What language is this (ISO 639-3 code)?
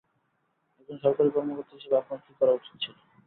ben